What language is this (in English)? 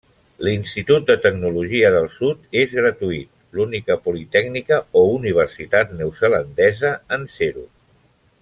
Catalan